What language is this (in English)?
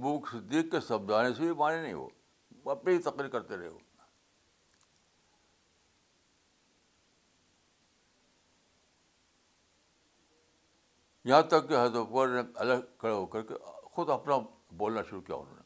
Urdu